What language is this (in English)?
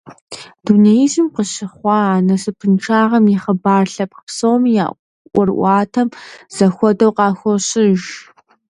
Kabardian